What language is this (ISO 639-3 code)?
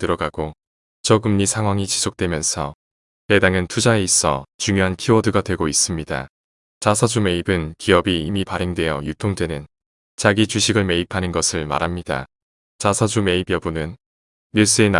kor